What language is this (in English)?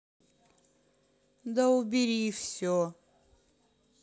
Russian